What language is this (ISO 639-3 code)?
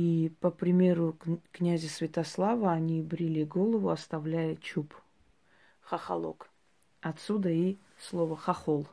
rus